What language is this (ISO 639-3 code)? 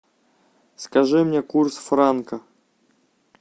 rus